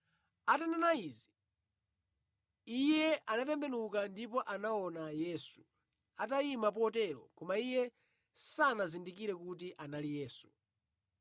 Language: Nyanja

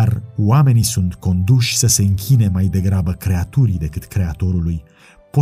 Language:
Romanian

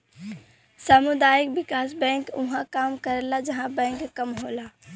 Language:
Bhojpuri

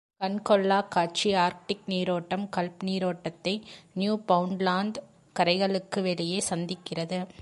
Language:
Tamil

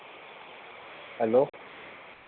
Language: Dogri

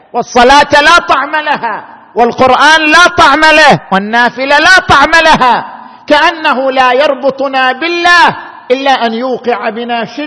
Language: Arabic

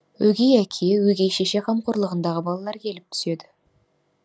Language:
Kazakh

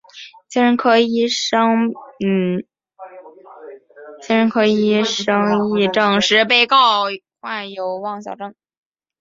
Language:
Chinese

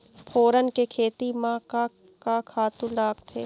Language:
Chhattisgarhi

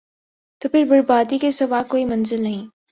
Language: Urdu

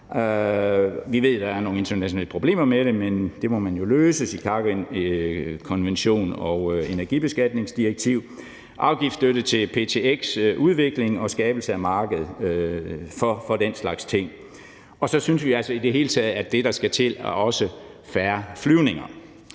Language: Danish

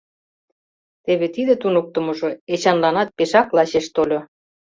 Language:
Mari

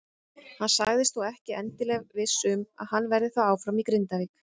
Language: Icelandic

